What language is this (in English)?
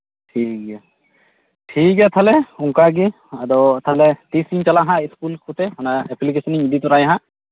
Santali